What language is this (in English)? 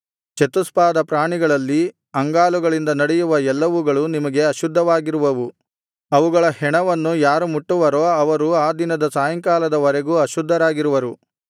Kannada